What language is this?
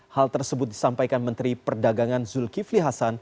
Indonesian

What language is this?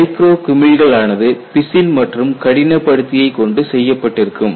Tamil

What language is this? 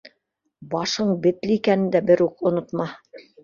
Bashkir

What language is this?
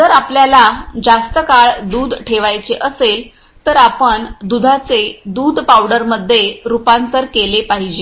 Marathi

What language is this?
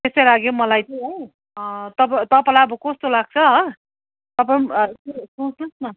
Nepali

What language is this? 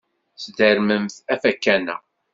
Kabyle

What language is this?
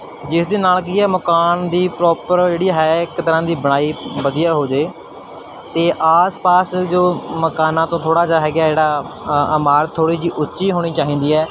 Punjabi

